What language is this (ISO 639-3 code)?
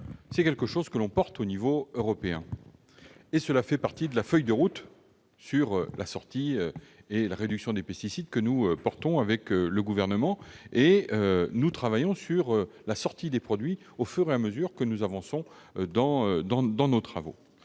fra